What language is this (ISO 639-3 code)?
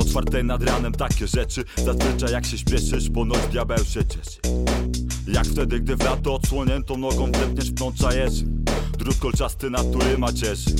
pol